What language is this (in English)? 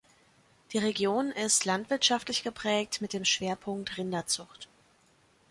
German